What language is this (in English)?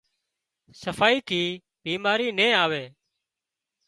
Wadiyara Koli